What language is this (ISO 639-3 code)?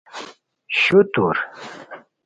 khw